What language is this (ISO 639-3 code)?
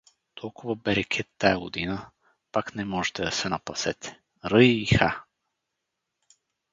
bul